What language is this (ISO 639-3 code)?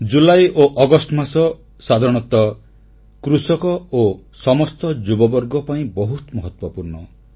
ori